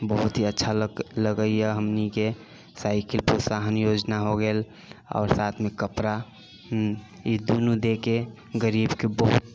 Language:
Maithili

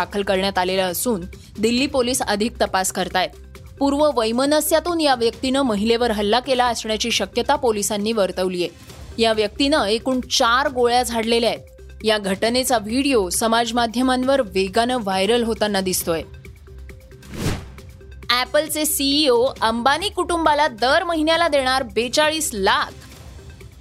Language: Marathi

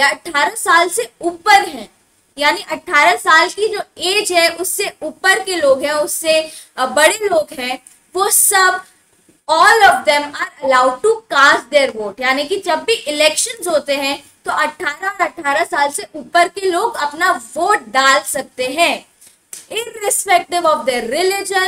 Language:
Hindi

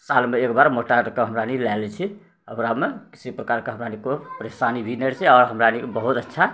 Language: Maithili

